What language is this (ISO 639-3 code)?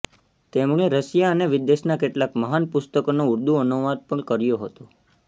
guj